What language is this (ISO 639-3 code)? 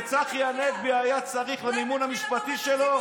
heb